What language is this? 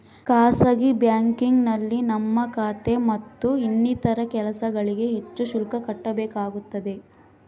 Kannada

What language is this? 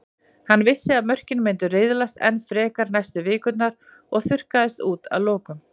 Icelandic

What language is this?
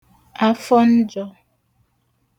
Igbo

